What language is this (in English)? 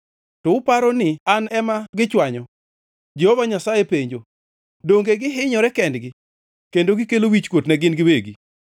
Luo (Kenya and Tanzania)